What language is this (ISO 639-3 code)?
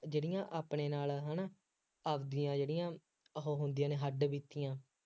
pan